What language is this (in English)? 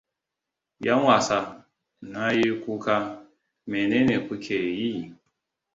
Hausa